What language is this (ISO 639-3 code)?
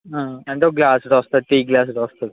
tel